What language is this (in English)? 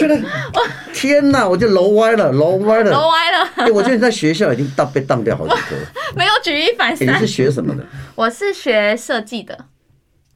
Chinese